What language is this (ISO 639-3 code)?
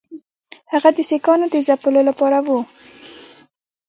pus